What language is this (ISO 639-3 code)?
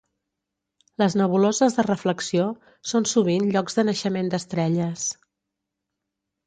cat